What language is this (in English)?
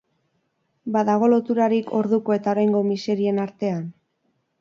Basque